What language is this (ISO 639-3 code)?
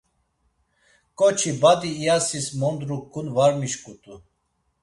lzz